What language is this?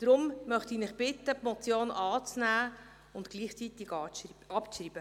Swiss German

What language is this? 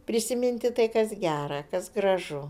Lithuanian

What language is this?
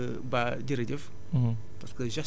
Wolof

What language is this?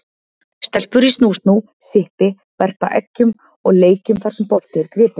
Icelandic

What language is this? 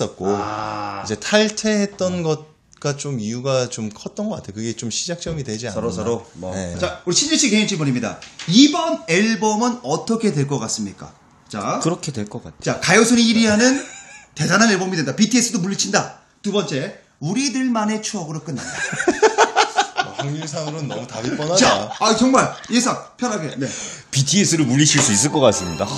Korean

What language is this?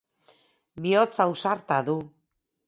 Basque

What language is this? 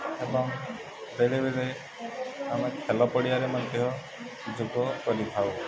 Odia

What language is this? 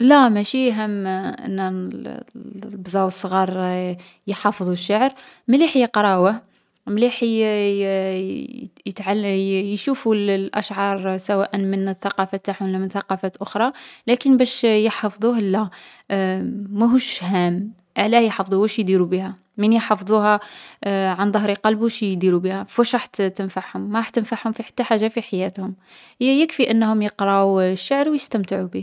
Algerian Arabic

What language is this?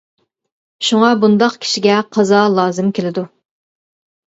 Uyghur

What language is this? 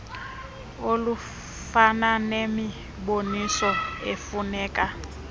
Xhosa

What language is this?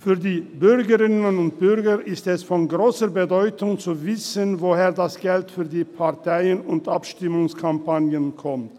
Swiss German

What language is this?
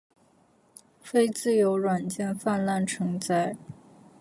Chinese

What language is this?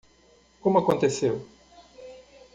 Portuguese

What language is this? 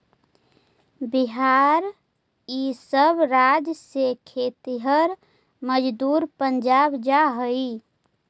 Magahi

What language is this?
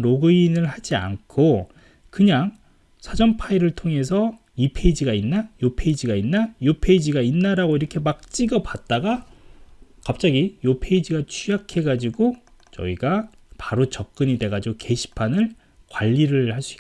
Korean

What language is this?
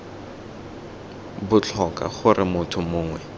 Tswana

